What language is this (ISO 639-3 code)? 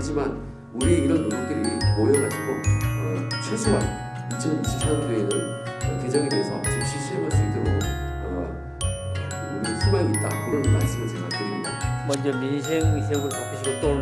kor